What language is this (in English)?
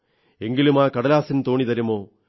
Malayalam